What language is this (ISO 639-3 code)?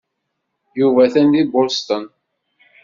kab